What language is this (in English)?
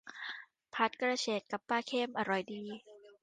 Thai